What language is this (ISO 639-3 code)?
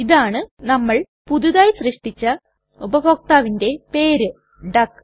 mal